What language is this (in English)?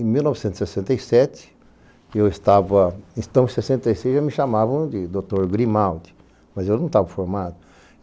Portuguese